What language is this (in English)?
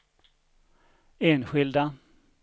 Swedish